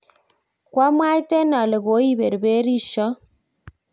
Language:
Kalenjin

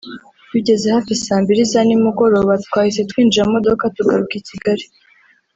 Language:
Kinyarwanda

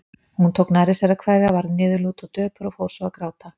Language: Icelandic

